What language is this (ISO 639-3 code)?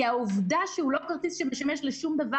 heb